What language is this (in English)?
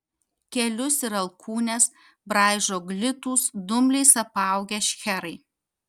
Lithuanian